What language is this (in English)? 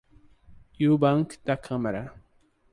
Portuguese